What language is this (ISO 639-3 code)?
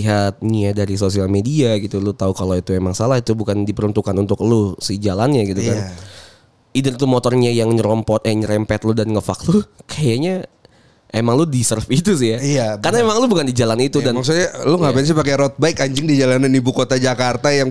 ind